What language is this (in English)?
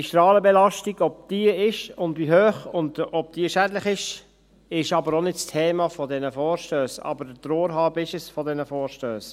Swiss German